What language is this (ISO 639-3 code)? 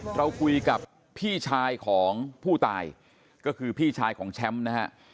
tha